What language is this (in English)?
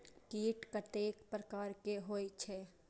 Maithili